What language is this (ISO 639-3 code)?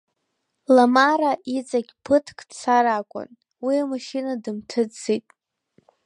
abk